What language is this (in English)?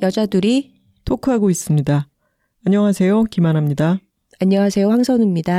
Korean